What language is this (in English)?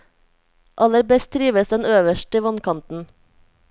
Norwegian